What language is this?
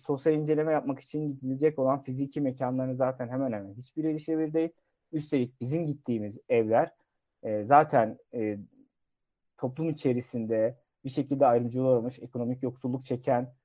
Turkish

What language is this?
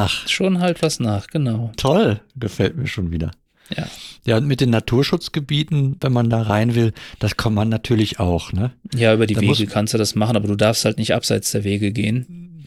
German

